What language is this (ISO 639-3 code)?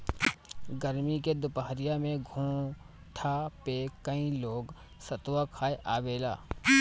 bho